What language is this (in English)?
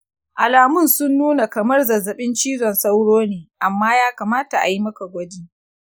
Hausa